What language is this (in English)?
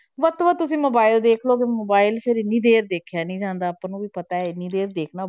Punjabi